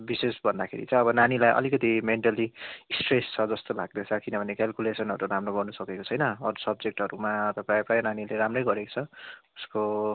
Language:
Nepali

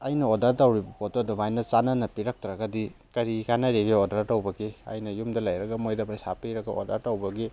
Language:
Manipuri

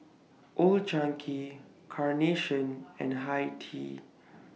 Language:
English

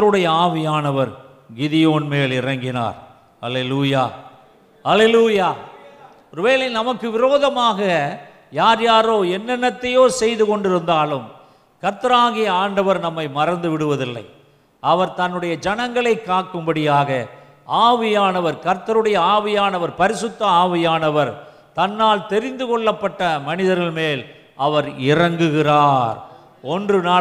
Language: Tamil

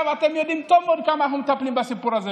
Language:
Hebrew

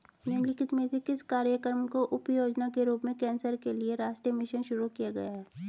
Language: Hindi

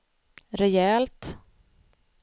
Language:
Swedish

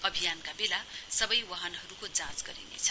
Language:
Nepali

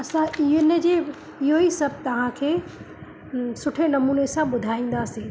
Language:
Sindhi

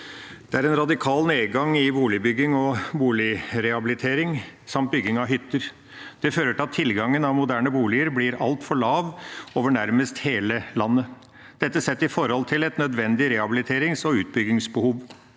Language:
Norwegian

